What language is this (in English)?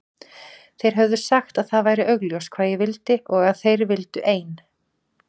Icelandic